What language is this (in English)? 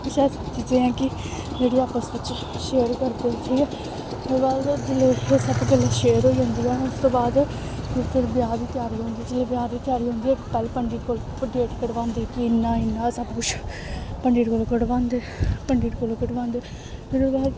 Dogri